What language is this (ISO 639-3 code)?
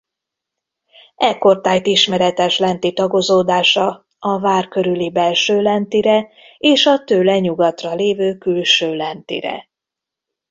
hun